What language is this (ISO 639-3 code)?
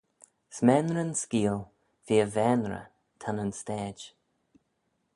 glv